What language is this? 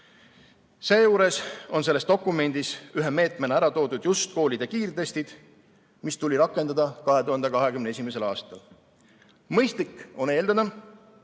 Estonian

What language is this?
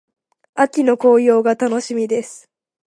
Japanese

